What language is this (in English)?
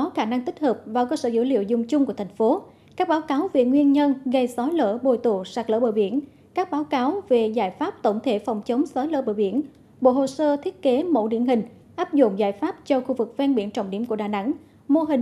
Vietnamese